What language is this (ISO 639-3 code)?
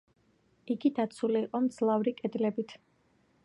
kat